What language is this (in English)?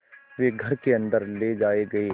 Hindi